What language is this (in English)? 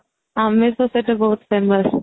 Odia